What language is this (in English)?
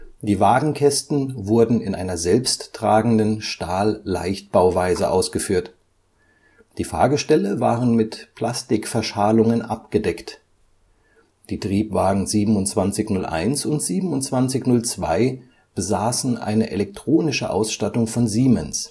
German